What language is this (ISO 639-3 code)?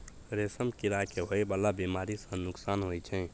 mai